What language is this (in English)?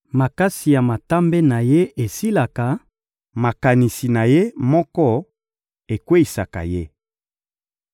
Lingala